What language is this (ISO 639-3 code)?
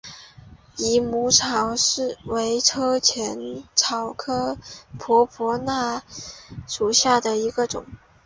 zho